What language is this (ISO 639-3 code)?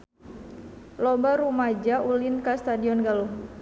sun